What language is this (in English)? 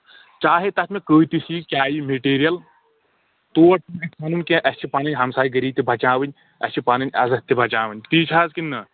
Kashmiri